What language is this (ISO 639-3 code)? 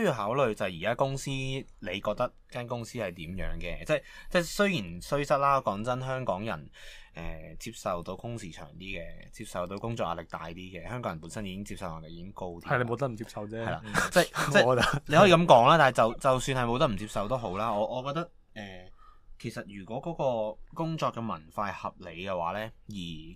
zho